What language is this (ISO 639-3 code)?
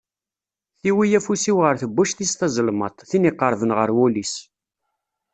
kab